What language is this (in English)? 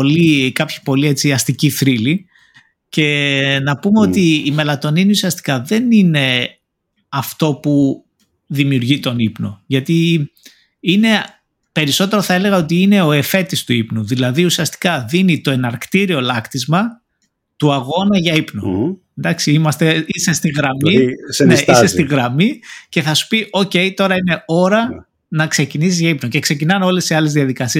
Greek